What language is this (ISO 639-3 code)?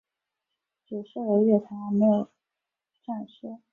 zho